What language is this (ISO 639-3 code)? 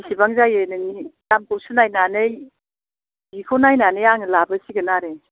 brx